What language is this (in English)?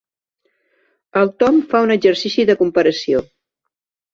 Catalan